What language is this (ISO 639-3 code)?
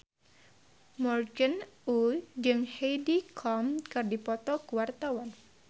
sun